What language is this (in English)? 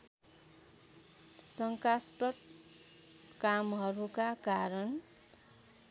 Nepali